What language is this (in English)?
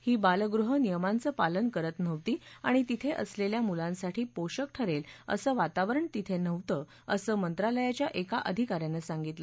Marathi